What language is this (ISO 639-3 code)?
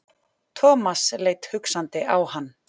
isl